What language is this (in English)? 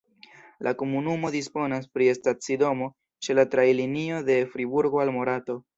Esperanto